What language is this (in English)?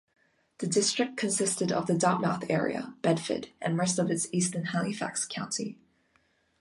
English